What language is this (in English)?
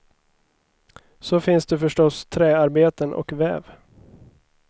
Swedish